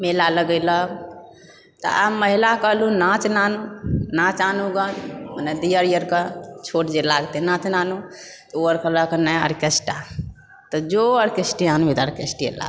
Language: Maithili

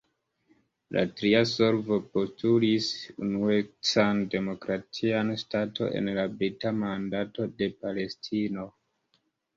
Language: Esperanto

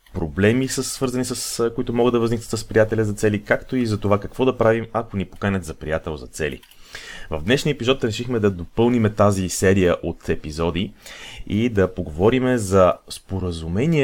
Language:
Bulgarian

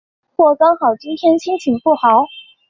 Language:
Chinese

